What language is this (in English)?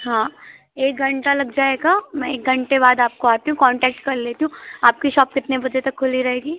Hindi